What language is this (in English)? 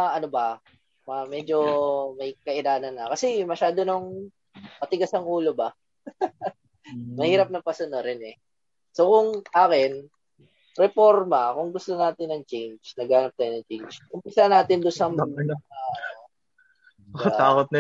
Filipino